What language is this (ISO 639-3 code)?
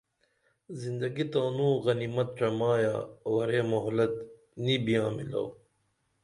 dml